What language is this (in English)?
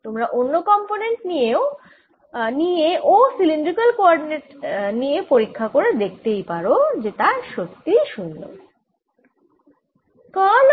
Bangla